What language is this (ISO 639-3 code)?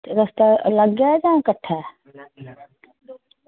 doi